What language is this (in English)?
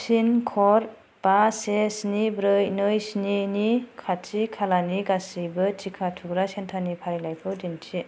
Bodo